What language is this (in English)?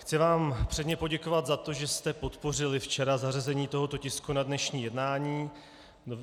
Czech